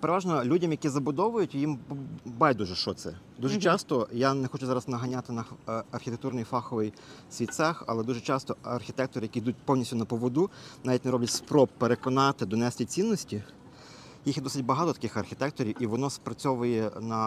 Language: Ukrainian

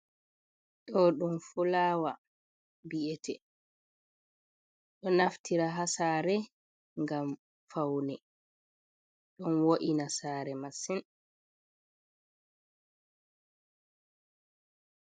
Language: Fula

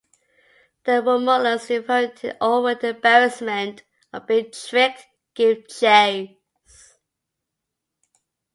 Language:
English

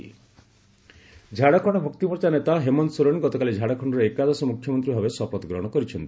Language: Odia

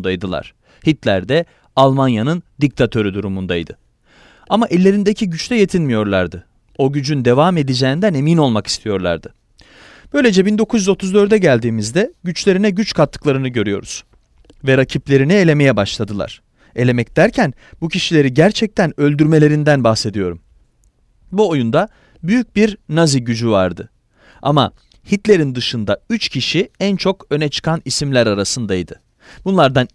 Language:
Turkish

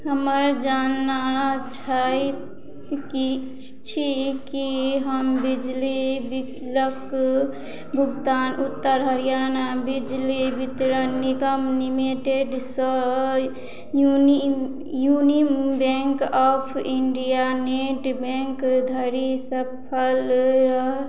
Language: Maithili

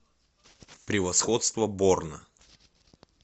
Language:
Russian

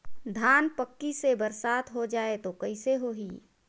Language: Chhattisgarhi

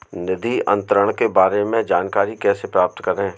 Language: Hindi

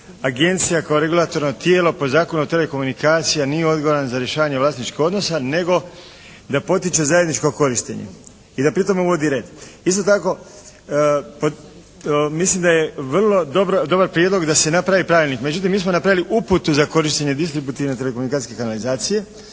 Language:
Croatian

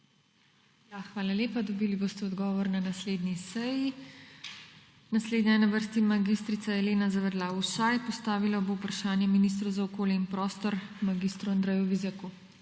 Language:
Slovenian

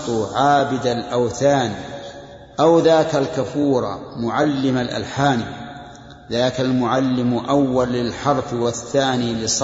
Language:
Arabic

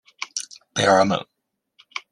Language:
Chinese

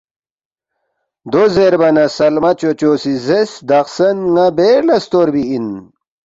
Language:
Balti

